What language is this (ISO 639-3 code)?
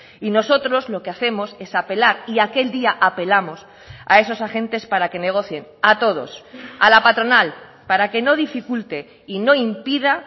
spa